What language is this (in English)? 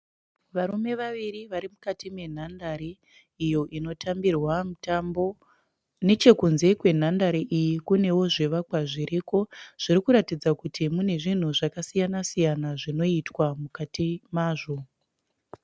Shona